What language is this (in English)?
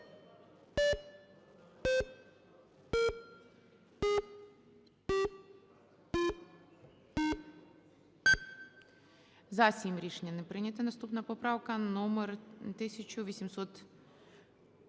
Ukrainian